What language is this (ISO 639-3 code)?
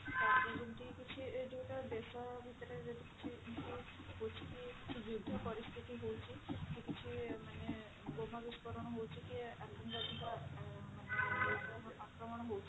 ori